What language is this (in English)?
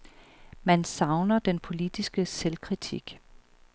Danish